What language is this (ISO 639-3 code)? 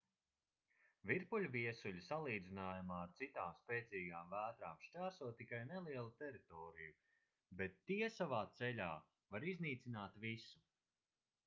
lav